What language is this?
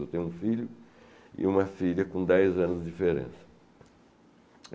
Portuguese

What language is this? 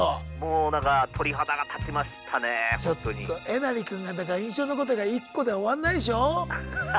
Japanese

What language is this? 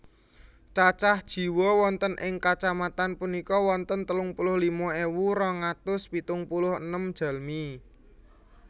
Javanese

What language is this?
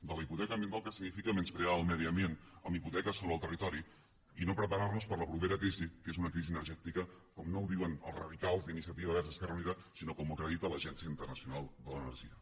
Catalan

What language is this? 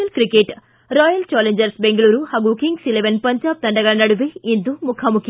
Kannada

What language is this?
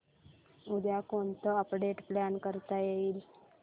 Marathi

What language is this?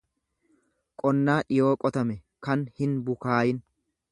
Oromo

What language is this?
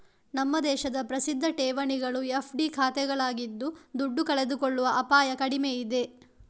Kannada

